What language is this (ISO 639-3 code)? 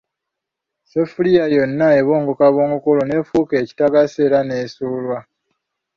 lug